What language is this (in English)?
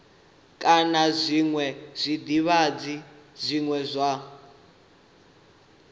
Venda